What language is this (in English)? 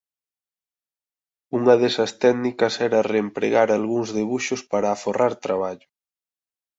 Galician